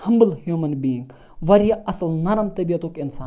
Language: Kashmiri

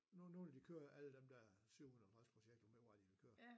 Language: Danish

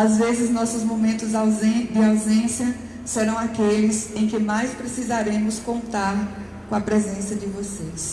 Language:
Portuguese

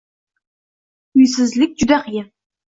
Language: Uzbek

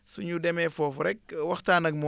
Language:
Wolof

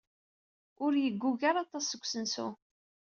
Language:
Kabyle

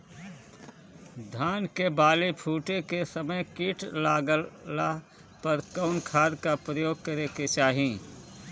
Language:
Bhojpuri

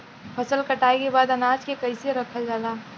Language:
Bhojpuri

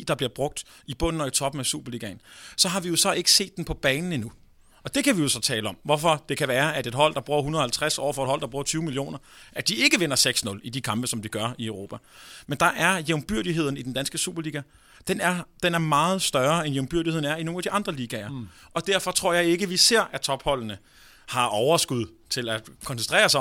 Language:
Danish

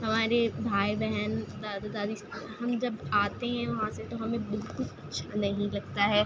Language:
Urdu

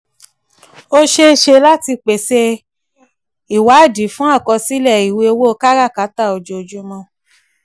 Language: Yoruba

